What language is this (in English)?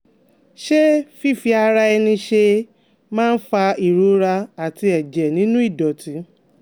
Yoruba